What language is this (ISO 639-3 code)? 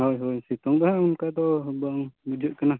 sat